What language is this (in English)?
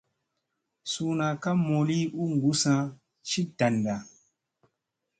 Musey